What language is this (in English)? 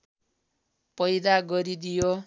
Nepali